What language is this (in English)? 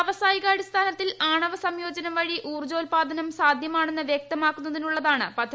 Malayalam